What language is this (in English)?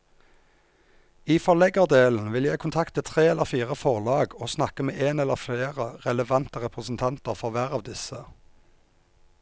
Norwegian